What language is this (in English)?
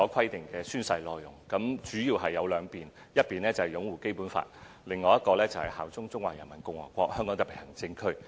Cantonese